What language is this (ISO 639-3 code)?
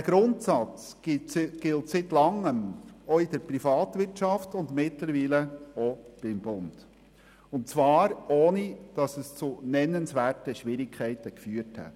gsw